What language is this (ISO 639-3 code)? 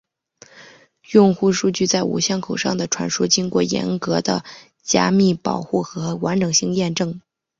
zho